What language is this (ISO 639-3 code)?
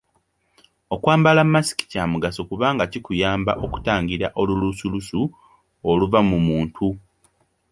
lug